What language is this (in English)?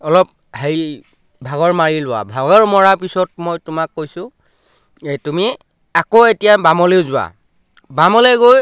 Assamese